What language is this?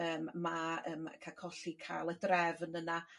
Welsh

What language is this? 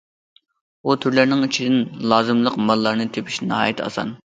Uyghur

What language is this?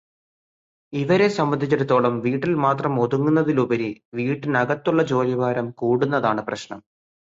Malayalam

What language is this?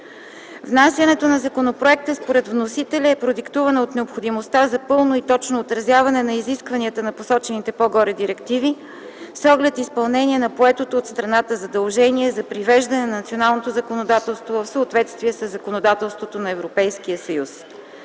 Bulgarian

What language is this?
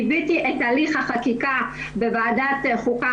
Hebrew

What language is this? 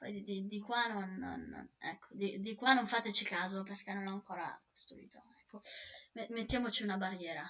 Italian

